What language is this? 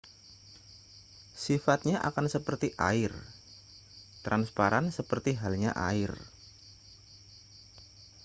Indonesian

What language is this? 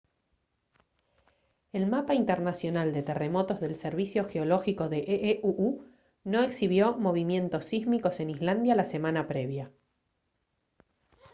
Spanish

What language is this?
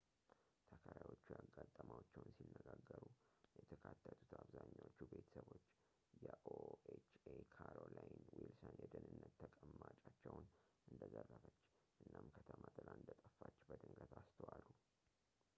Amharic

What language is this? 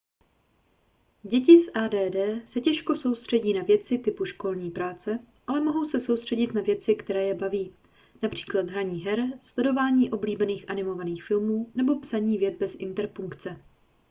Czech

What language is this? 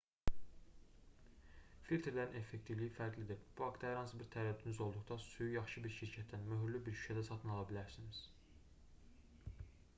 Azerbaijani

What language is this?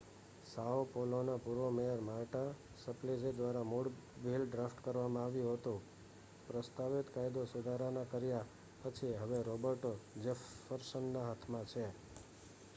Gujarati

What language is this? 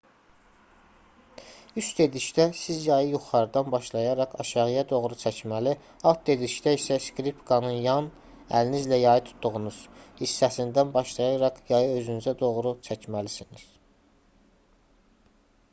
Azerbaijani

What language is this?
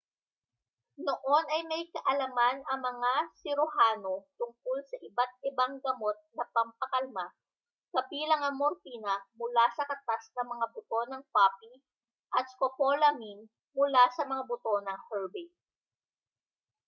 Filipino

